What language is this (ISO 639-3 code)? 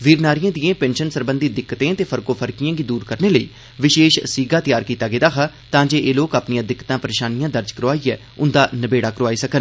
doi